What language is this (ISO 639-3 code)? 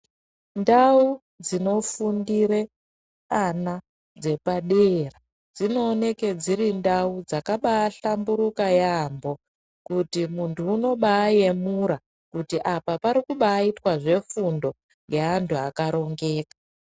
ndc